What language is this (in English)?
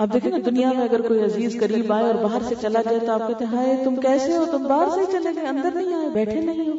Urdu